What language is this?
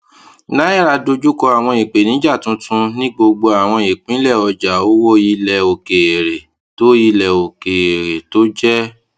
Yoruba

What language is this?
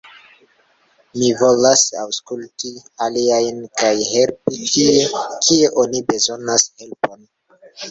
Esperanto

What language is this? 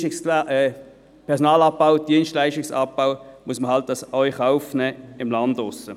Swiss German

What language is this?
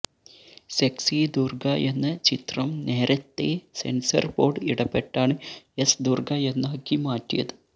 Malayalam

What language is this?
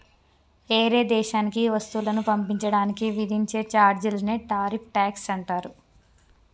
Telugu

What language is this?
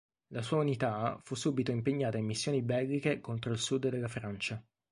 Italian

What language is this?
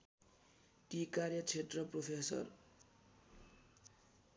Nepali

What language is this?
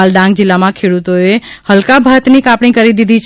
Gujarati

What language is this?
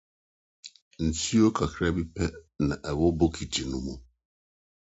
Akan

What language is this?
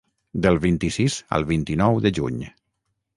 Catalan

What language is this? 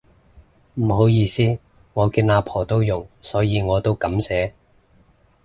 Cantonese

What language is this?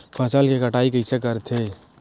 Chhattisgarhi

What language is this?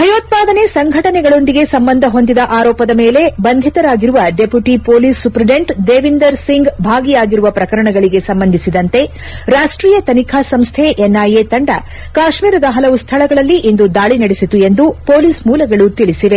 Kannada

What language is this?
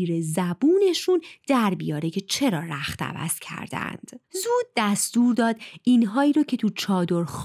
Persian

